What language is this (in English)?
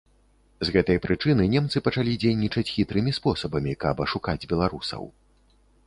Belarusian